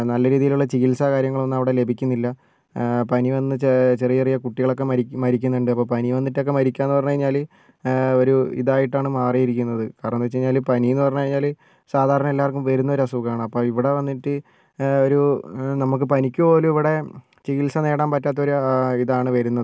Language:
Malayalam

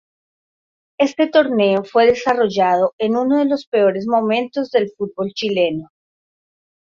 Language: Spanish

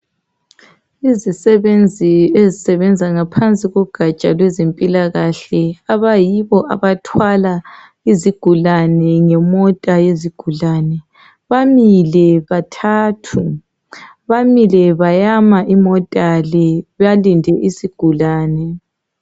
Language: North Ndebele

